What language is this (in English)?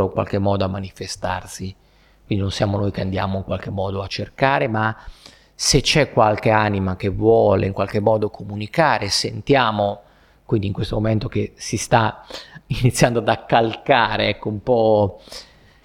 Italian